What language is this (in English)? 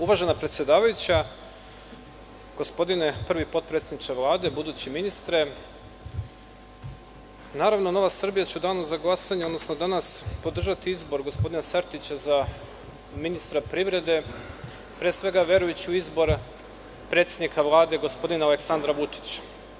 Serbian